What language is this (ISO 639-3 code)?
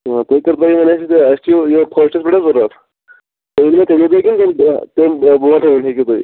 kas